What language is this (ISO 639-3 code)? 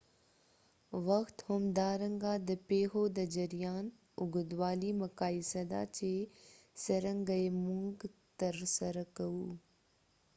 pus